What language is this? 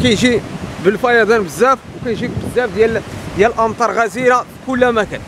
Arabic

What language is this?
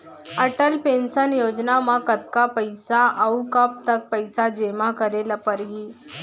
Chhattisgarhi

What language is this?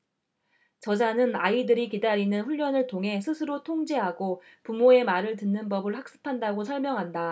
Korean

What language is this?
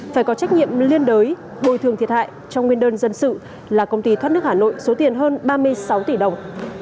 Vietnamese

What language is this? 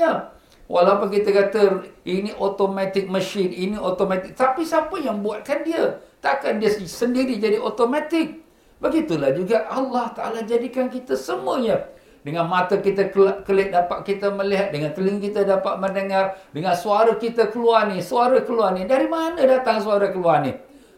Malay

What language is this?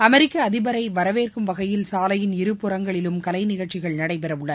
Tamil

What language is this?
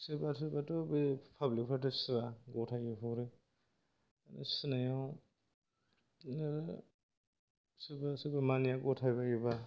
Bodo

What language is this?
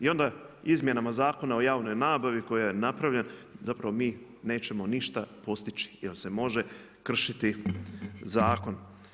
Croatian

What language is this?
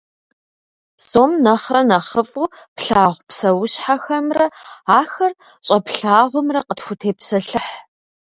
Kabardian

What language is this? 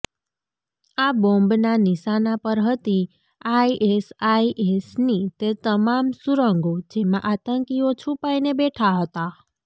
Gujarati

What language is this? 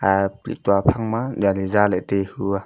Wancho Naga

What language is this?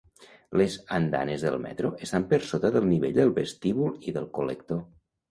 Catalan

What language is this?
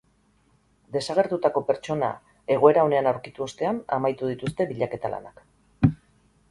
Basque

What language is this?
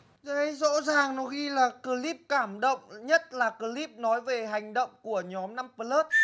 Vietnamese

